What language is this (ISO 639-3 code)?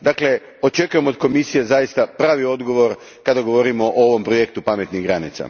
hrv